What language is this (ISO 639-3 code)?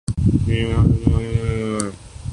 urd